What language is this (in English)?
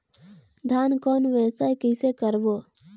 Chhattisgarhi